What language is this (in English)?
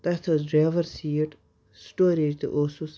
Kashmiri